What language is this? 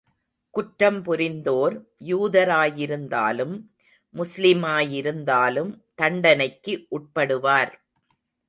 Tamil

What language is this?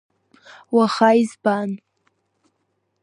Abkhazian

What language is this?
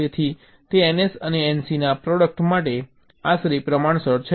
Gujarati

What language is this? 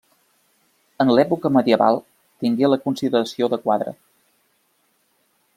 Catalan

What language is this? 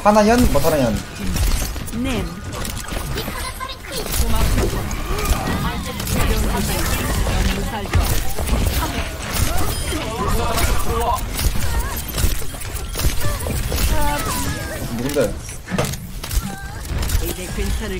Korean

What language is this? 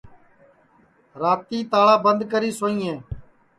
Sansi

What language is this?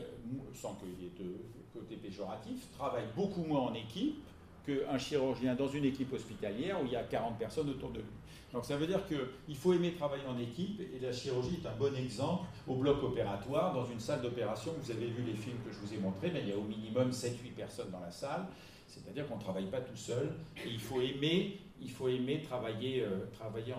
French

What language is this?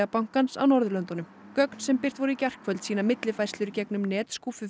Icelandic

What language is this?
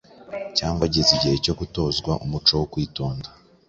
Kinyarwanda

